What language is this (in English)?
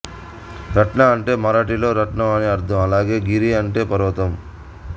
Telugu